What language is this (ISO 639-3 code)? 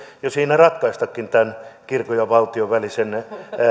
fin